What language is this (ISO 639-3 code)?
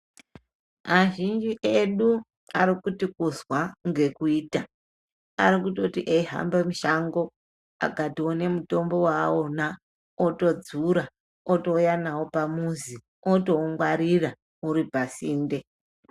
ndc